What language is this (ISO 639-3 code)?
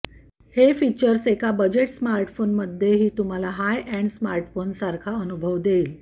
mar